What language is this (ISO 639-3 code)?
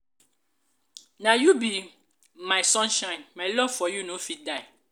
pcm